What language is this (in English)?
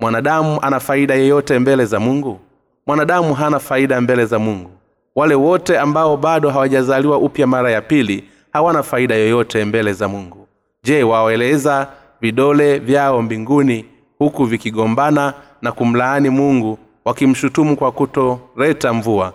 Swahili